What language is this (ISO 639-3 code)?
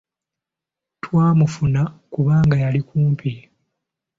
lug